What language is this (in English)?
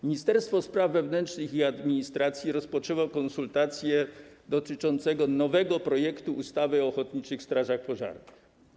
Polish